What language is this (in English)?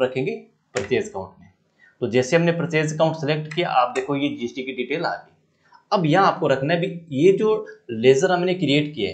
Hindi